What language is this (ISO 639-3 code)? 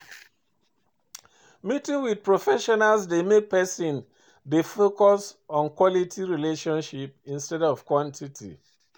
pcm